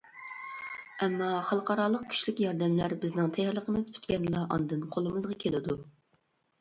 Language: Uyghur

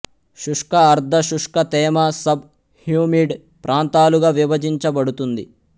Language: Telugu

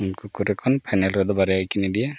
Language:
Santali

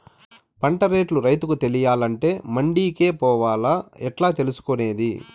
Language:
Telugu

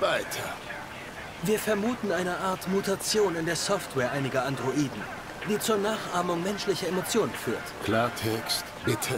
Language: German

